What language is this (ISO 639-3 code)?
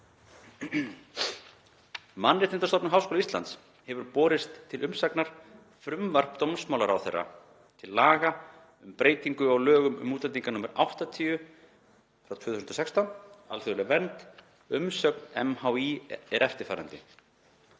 isl